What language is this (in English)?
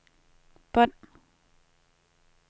Danish